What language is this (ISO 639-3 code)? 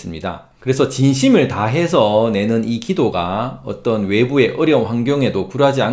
kor